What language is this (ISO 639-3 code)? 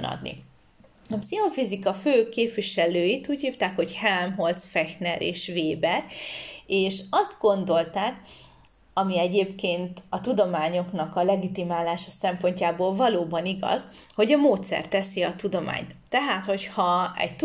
hun